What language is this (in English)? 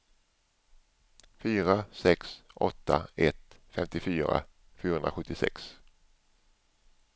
Swedish